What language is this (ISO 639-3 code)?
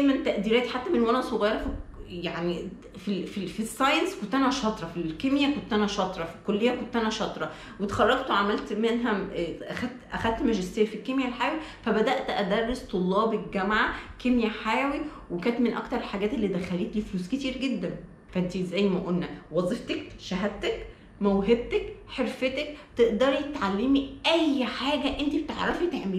ara